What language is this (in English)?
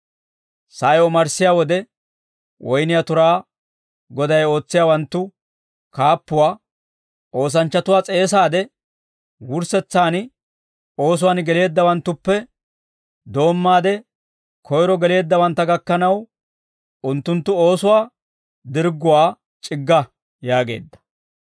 Dawro